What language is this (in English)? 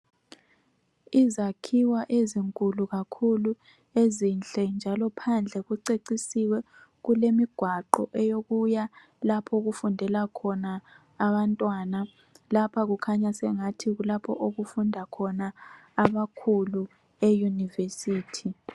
North Ndebele